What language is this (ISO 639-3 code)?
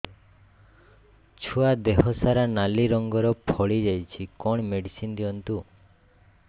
ori